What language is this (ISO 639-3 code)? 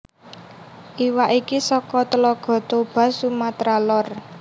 jav